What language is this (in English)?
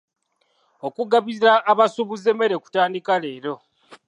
Ganda